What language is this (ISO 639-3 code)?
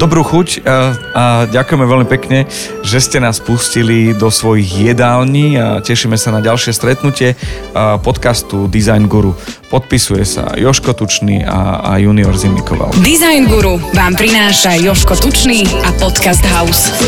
slk